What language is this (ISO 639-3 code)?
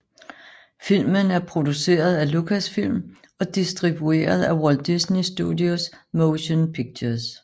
dan